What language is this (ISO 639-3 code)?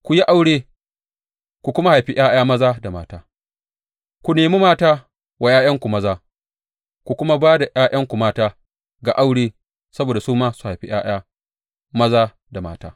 hau